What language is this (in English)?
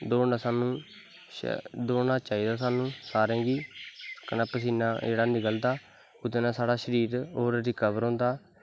Dogri